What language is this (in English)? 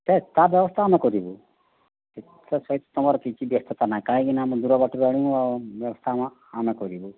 Odia